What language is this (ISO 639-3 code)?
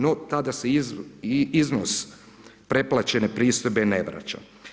hrv